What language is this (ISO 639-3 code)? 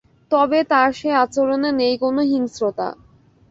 ben